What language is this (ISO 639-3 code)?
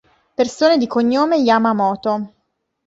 ita